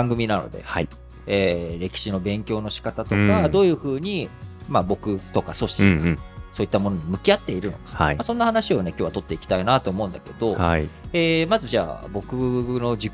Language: Japanese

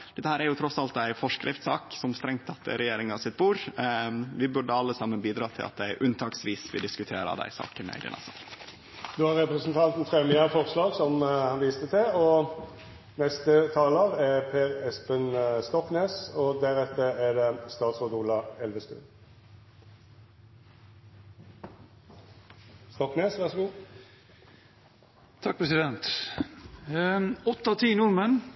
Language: Norwegian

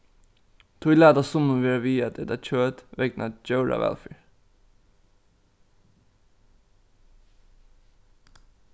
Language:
Faroese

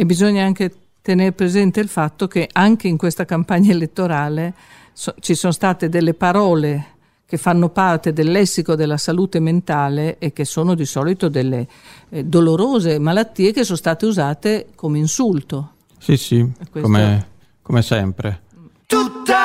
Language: Italian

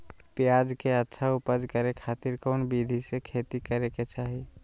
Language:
Magahi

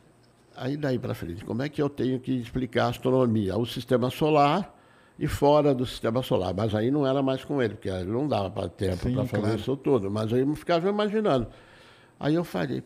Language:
Portuguese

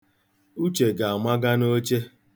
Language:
Igbo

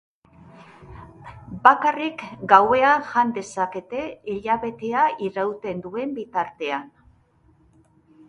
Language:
Basque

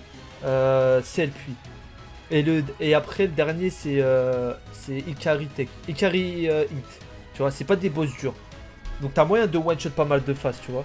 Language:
French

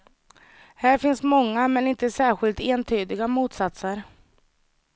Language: Swedish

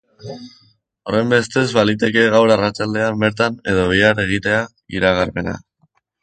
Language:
Basque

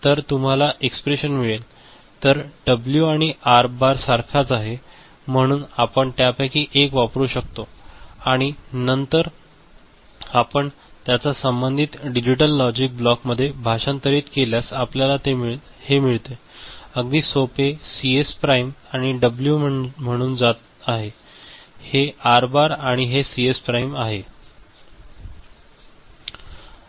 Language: Marathi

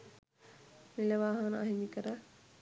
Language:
Sinhala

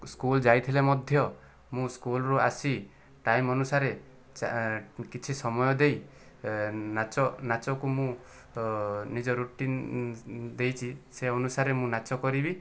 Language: Odia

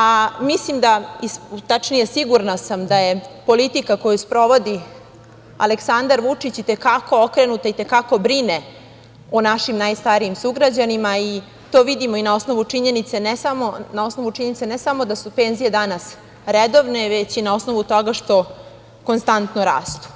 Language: Serbian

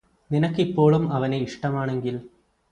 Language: Malayalam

